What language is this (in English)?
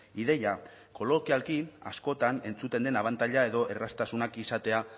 Basque